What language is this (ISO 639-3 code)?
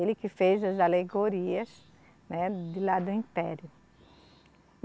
por